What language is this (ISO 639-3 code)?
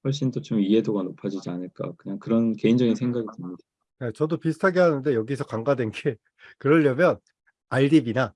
kor